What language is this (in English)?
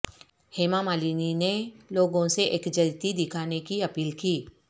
Urdu